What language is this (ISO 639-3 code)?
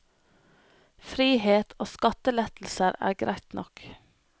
nor